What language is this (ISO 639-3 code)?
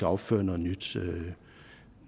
dan